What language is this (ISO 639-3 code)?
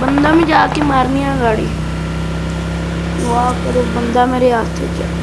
urd